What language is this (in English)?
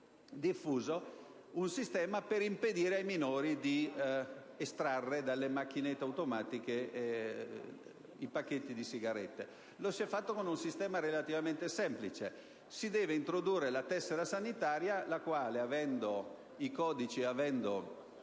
Italian